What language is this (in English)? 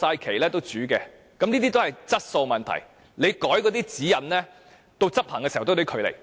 Cantonese